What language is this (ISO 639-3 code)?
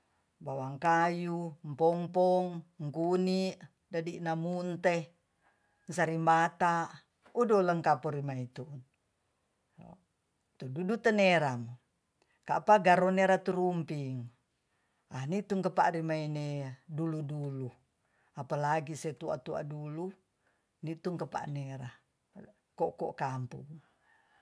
txs